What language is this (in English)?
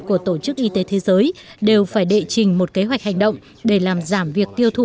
Vietnamese